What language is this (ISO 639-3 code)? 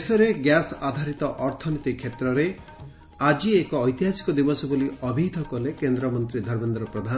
ori